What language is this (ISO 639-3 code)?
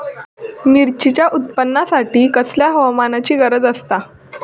mar